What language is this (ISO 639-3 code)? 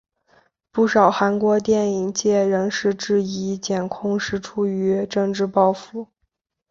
zho